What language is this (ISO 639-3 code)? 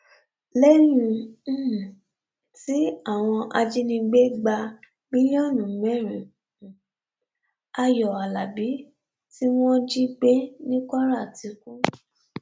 yor